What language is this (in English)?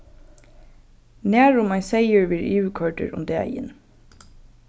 Faroese